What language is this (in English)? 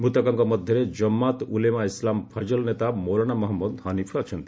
Odia